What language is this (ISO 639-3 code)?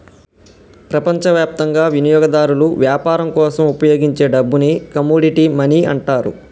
tel